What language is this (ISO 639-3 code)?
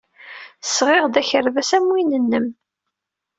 kab